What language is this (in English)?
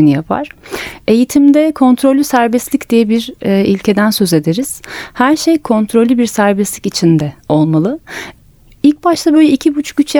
Turkish